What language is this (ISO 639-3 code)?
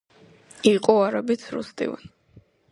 kat